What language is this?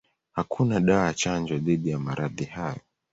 Swahili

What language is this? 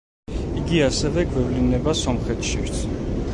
Georgian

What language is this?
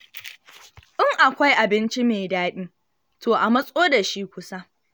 Hausa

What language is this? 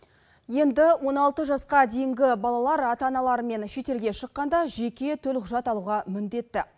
Kazakh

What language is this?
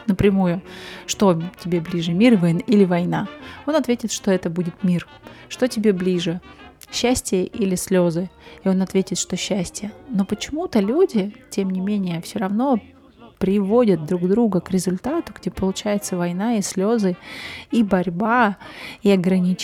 Russian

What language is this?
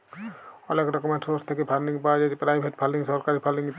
Bangla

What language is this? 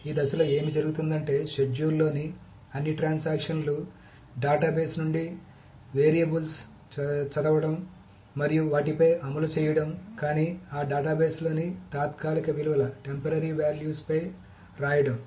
Telugu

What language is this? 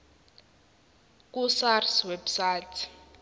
Zulu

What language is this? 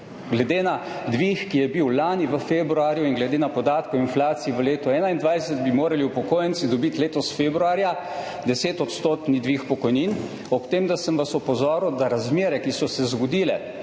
Slovenian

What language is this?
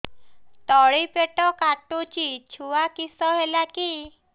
Odia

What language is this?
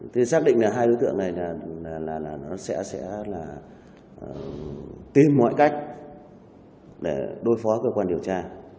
Vietnamese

